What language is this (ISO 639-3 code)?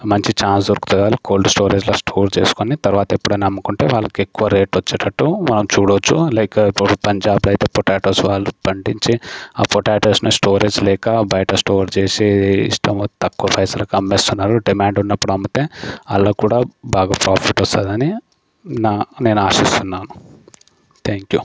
tel